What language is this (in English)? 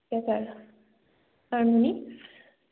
Assamese